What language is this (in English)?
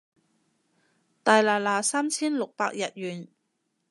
Cantonese